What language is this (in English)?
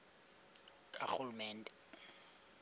Xhosa